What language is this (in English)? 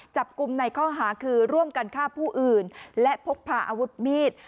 Thai